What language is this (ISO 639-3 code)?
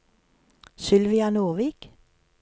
nor